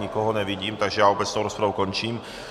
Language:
Czech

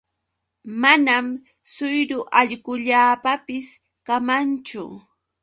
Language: Yauyos Quechua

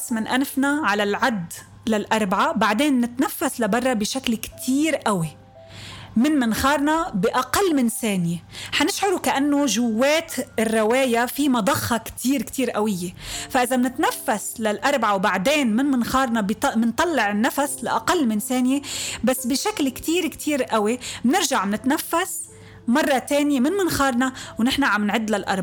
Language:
Arabic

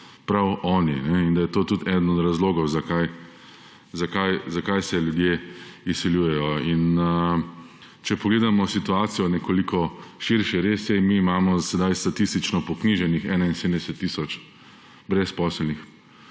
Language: Slovenian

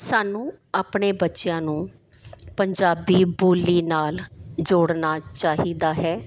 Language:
Punjabi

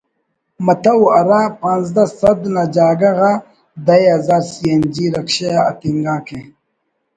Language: Brahui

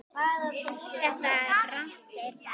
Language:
Icelandic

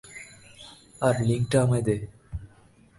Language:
Bangla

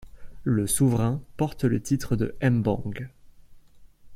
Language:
French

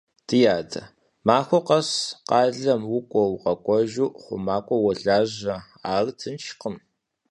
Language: Kabardian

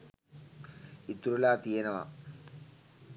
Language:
Sinhala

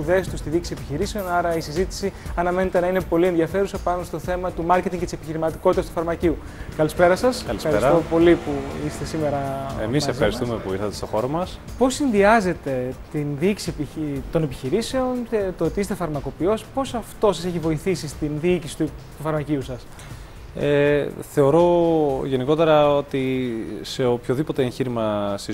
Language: Greek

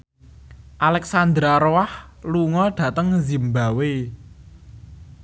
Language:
Javanese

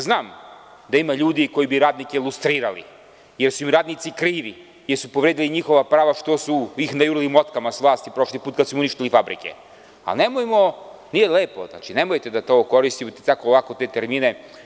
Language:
Serbian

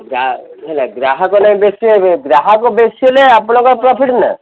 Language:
Odia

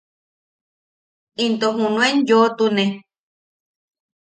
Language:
Yaqui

